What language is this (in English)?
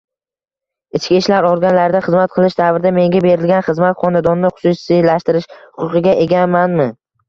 Uzbek